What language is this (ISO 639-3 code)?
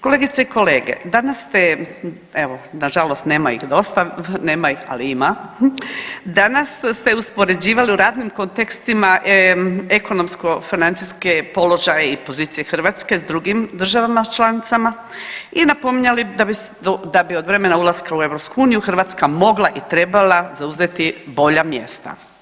hrv